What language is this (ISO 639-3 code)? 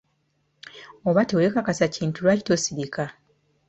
lug